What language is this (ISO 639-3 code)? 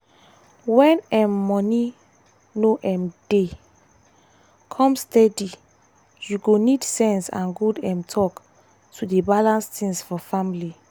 pcm